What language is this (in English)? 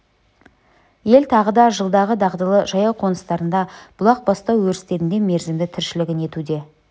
Kazakh